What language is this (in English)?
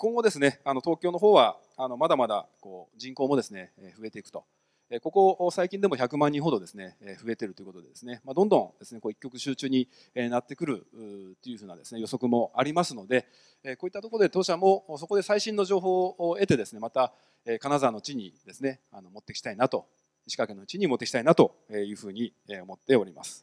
Japanese